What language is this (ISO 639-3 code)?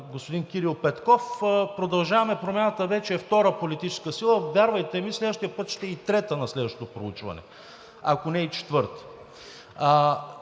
bul